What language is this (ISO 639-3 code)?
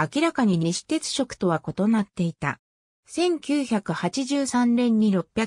jpn